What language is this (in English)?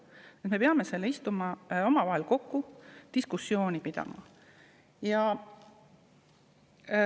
Estonian